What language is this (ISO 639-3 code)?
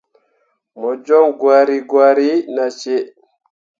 mua